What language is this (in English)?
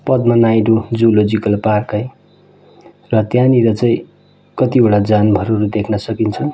Nepali